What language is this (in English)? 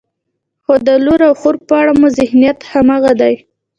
Pashto